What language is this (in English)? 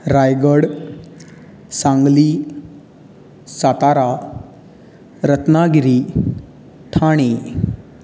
Konkani